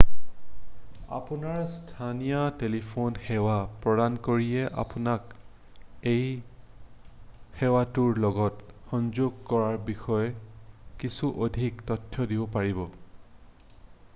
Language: Assamese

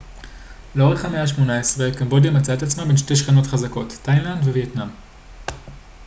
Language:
Hebrew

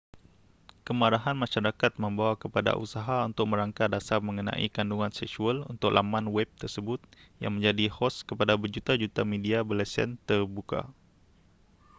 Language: Malay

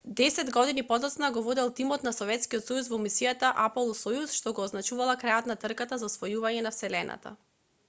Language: Macedonian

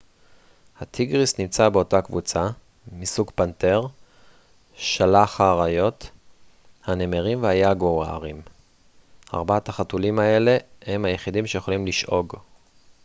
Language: Hebrew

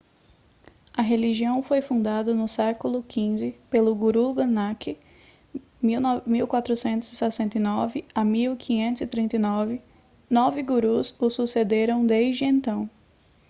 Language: Portuguese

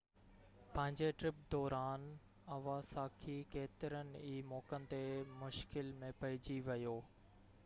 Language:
Sindhi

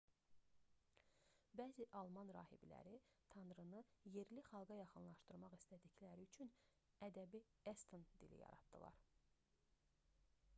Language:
Azerbaijani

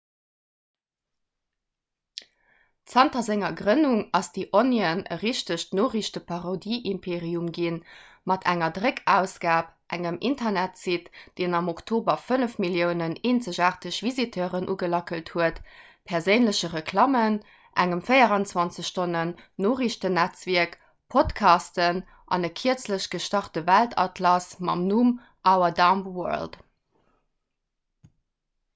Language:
Luxembourgish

